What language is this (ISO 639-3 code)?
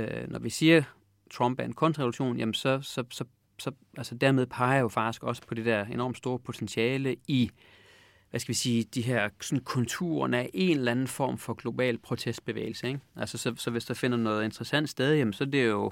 dan